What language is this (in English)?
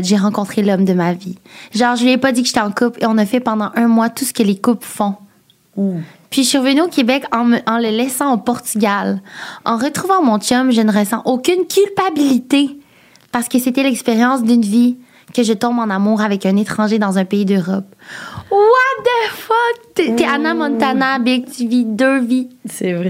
French